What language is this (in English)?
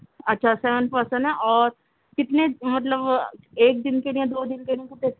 Urdu